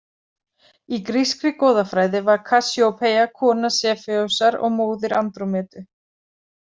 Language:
Icelandic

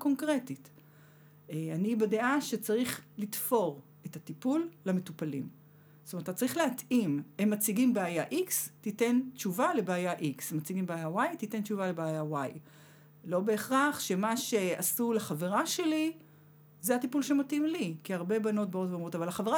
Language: Hebrew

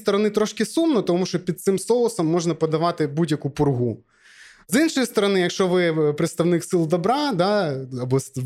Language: Ukrainian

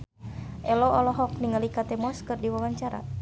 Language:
Sundanese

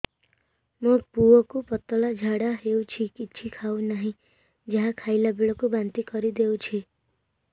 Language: Odia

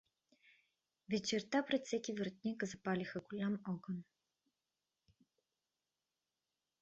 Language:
Bulgarian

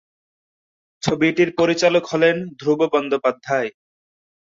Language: Bangla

